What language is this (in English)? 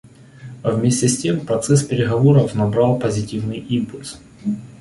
Russian